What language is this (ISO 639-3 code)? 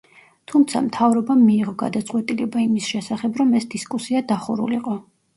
kat